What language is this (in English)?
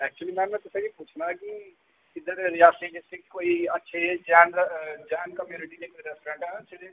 Dogri